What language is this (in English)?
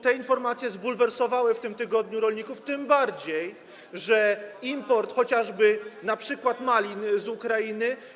Polish